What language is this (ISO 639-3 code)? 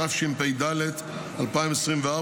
heb